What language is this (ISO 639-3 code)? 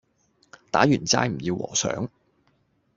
yue